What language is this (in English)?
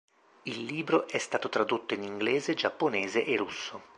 Italian